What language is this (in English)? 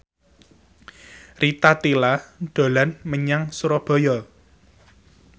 Javanese